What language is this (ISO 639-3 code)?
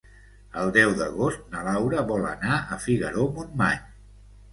cat